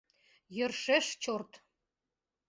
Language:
Mari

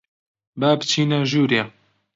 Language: Central Kurdish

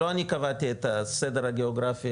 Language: Hebrew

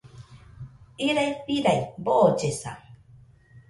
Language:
Nüpode Huitoto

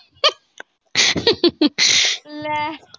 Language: Punjabi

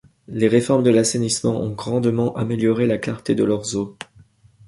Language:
French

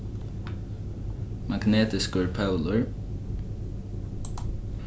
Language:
Faroese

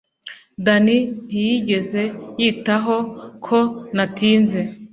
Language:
Kinyarwanda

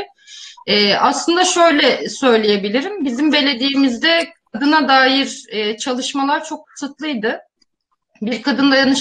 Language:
Turkish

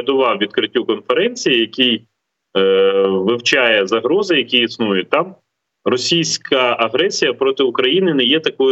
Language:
Ukrainian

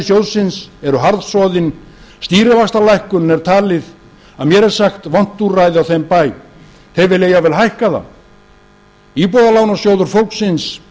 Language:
Icelandic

